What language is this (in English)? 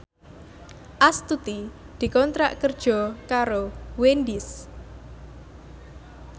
Javanese